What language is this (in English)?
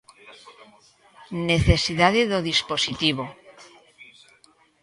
Galician